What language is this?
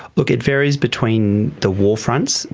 English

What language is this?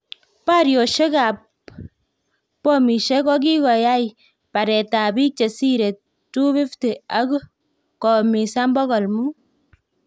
Kalenjin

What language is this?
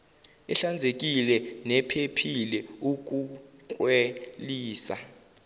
Zulu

